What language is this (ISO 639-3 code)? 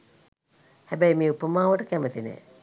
sin